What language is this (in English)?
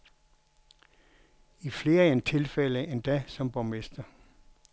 Danish